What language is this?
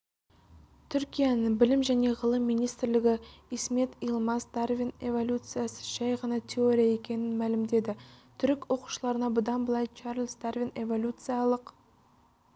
Kazakh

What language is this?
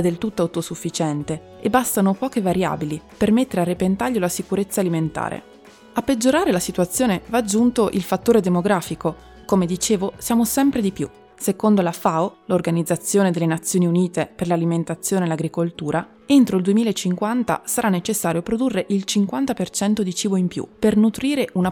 Italian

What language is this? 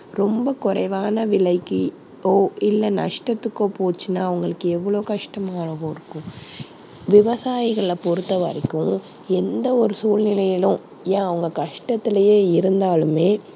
Tamil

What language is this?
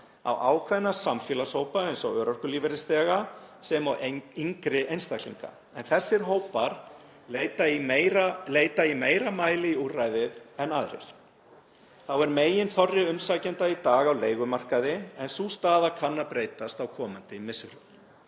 Icelandic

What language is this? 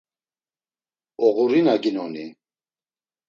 Laz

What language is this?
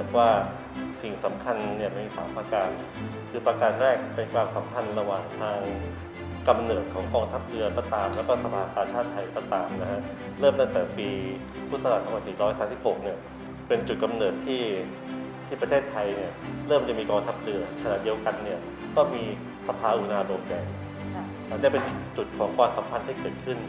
Thai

